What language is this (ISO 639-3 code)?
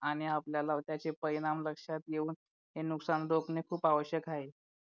mar